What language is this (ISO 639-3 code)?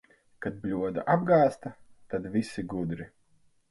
lav